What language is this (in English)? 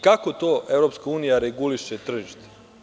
Serbian